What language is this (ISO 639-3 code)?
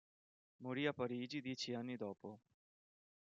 ita